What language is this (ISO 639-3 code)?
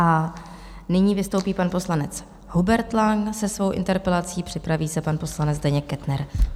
ces